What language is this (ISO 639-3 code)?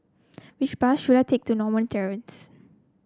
eng